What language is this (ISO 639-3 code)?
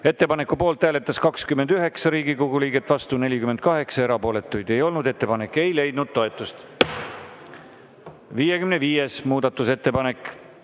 est